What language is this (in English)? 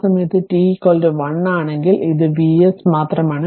Malayalam